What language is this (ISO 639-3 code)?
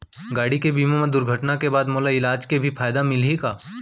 hne